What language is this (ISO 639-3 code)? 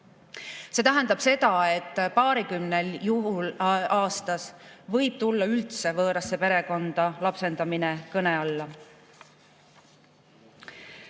est